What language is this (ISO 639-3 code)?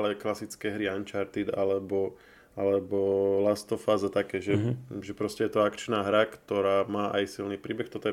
slk